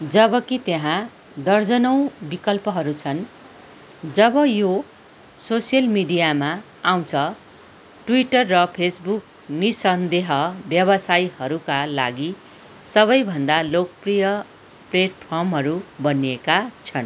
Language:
Nepali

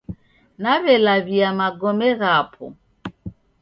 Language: Taita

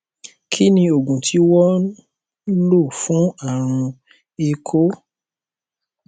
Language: Yoruba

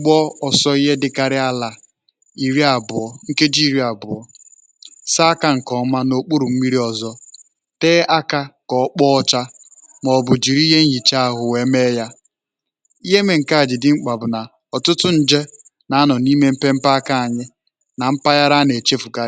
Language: Igbo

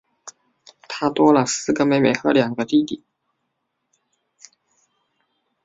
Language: Chinese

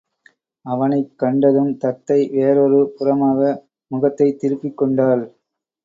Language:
Tamil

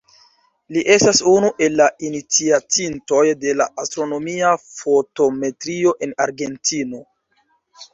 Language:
Esperanto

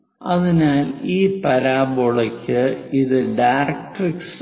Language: Malayalam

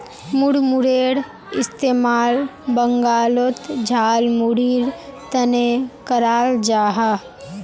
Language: Magahi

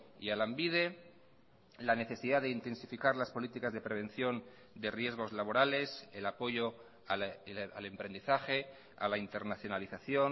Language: Spanish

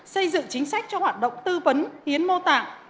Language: Vietnamese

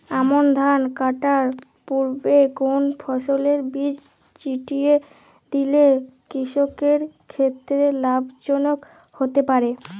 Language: Bangla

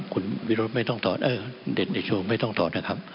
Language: Thai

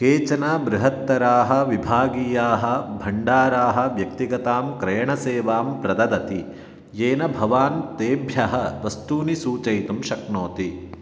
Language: Sanskrit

